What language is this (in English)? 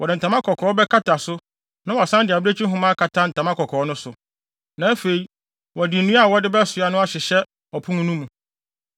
Akan